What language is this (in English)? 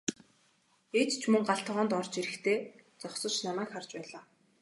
Mongolian